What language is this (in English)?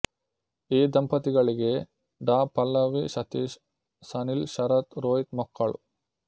Kannada